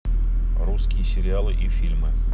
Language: Russian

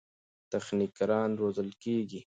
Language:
Pashto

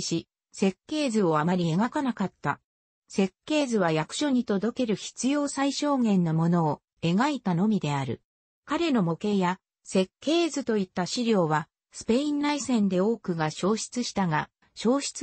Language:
Japanese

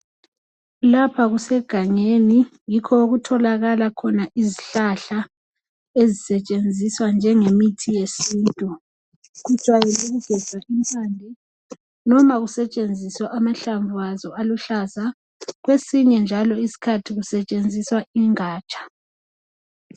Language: North Ndebele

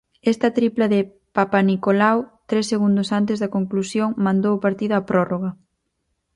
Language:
Galician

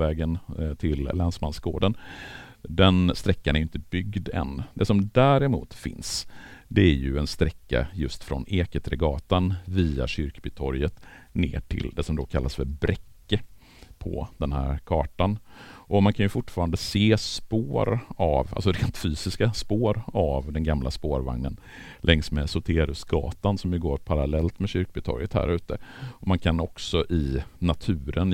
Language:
Swedish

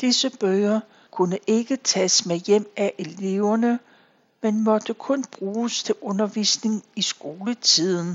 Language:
Danish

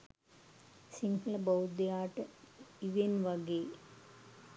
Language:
Sinhala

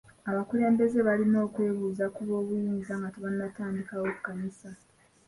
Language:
Ganda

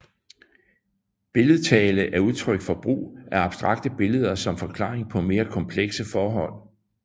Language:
Danish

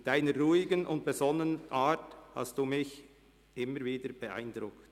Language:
Swiss German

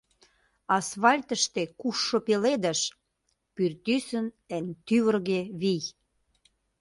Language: Mari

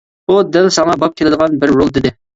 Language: Uyghur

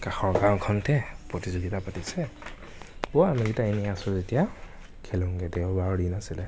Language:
Assamese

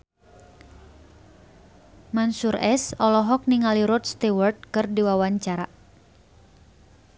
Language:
Sundanese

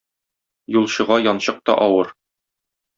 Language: Tatar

